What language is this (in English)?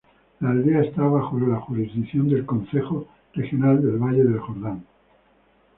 Spanish